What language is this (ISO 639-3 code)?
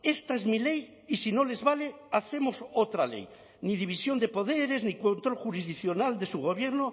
spa